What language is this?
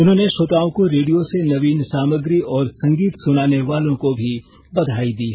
Hindi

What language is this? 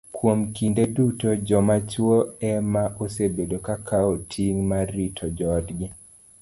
Luo (Kenya and Tanzania)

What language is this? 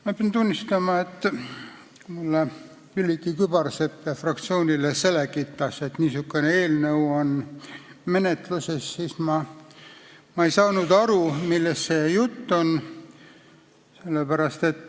Estonian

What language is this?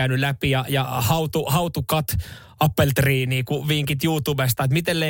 Finnish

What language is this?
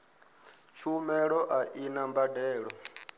Venda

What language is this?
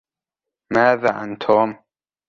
Arabic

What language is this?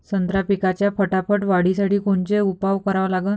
Marathi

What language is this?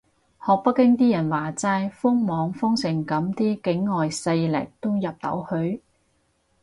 Cantonese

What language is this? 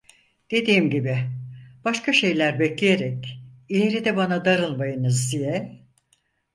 Turkish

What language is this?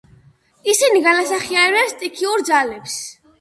Georgian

